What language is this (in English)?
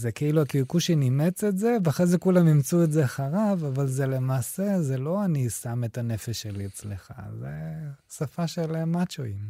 Hebrew